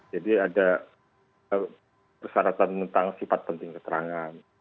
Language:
Indonesian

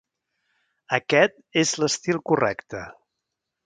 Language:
Catalan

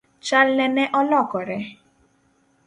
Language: Luo (Kenya and Tanzania)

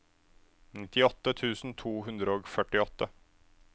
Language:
Norwegian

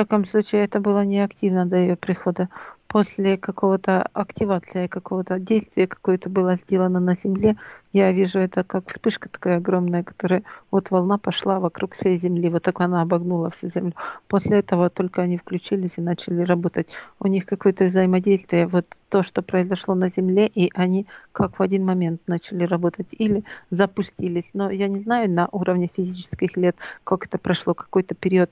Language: Russian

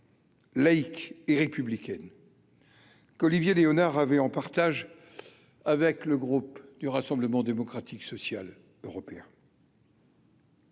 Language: French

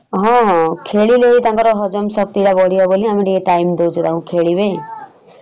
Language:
Odia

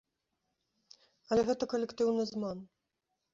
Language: Belarusian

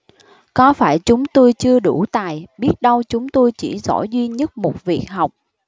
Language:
Vietnamese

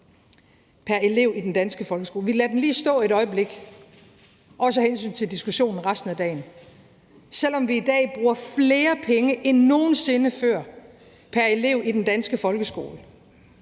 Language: Danish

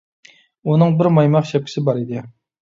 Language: Uyghur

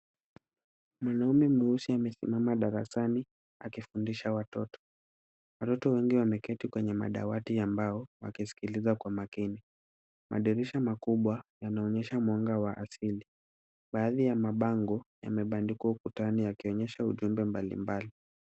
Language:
Swahili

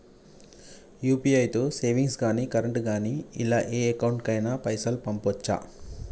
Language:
Telugu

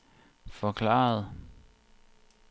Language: Danish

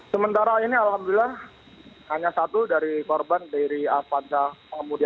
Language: Indonesian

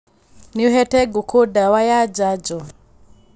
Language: Kikuyu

